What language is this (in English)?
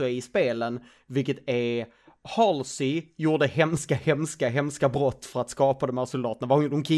Swedish